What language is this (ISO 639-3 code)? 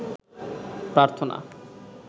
ben